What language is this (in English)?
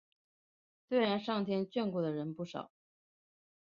Chinese